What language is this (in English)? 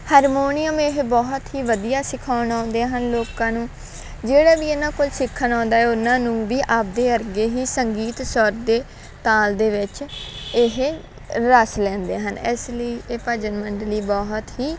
Punjabi